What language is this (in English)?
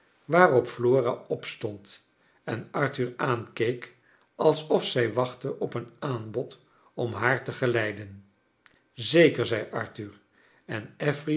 Dutch